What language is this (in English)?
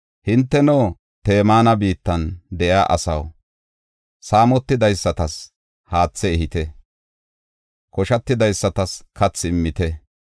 Gofa